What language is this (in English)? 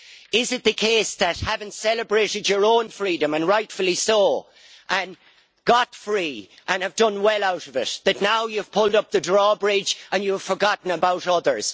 English